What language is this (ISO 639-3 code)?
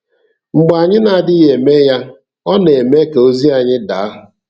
ibo